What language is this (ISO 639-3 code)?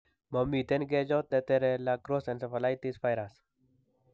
kln